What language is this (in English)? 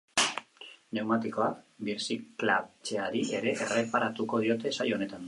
Basque